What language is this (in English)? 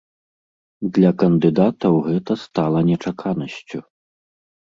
Belarusian